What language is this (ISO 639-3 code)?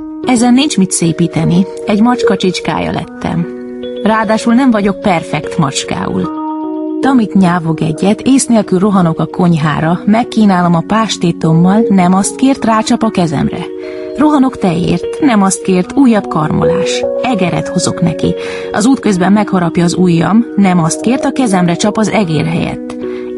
hun